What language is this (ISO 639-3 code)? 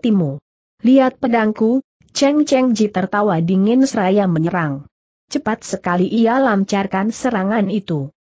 ind